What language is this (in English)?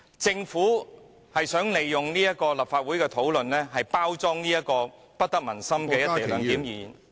Cantonese